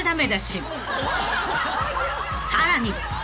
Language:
Japanese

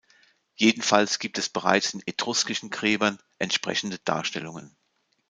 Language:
German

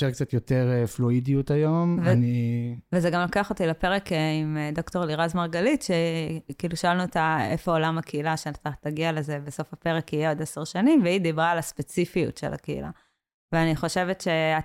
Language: Hebrew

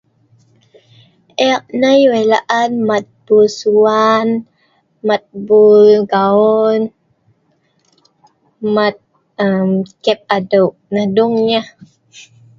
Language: Sa'ban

